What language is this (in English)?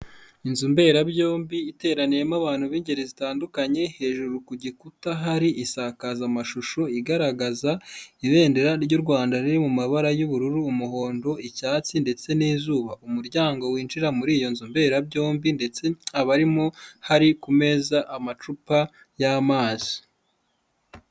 Kinyarwanda